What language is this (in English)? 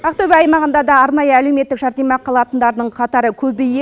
Kazakh